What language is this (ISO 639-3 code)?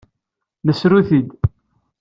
kab